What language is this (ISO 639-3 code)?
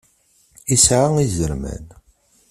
kab